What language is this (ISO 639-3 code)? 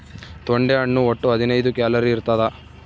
kan